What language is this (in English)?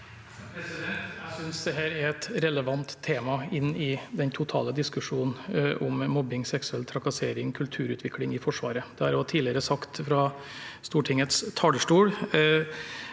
Norwegian